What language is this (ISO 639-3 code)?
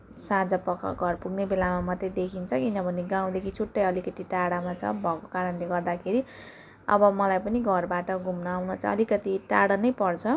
nep